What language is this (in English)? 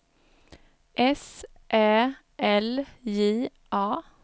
Swedish